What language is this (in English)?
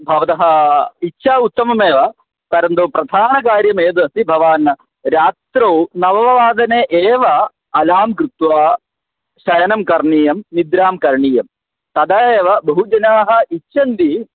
Sanskrit